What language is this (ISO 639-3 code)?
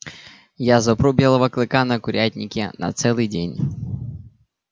rus